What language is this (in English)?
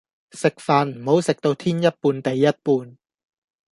Cantonese